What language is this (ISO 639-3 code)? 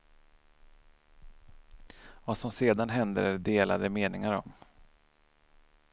swe